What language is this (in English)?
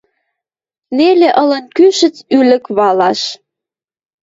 Western Mari